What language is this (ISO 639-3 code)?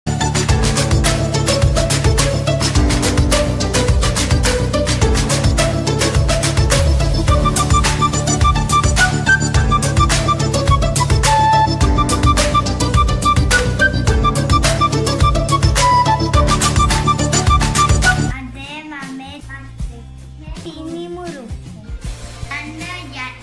ron